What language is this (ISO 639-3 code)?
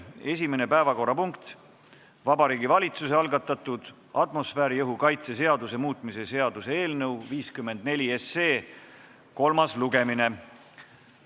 est